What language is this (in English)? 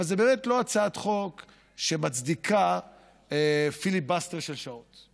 Hebrew